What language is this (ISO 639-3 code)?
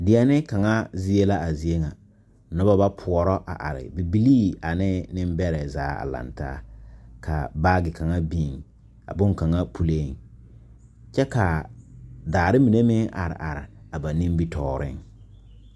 dga